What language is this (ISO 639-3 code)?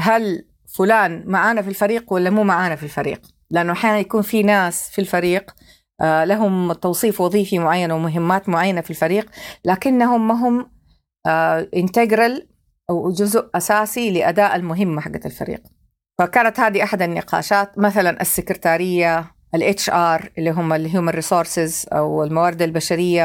ara